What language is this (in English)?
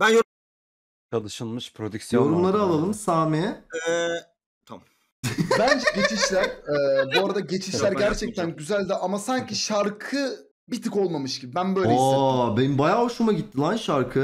Turkish